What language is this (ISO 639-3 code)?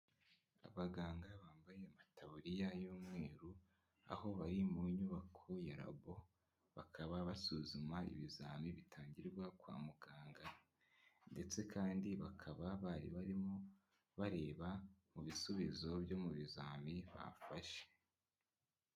kin